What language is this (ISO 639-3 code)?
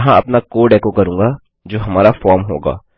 hin